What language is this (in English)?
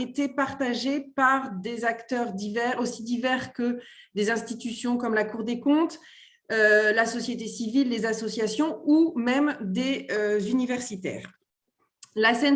French